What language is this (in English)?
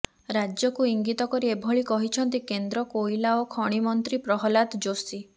Odia